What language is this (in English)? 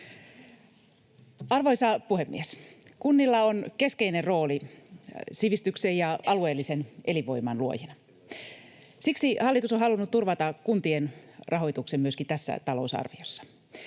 Finnish